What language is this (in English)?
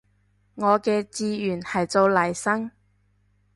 Cantonese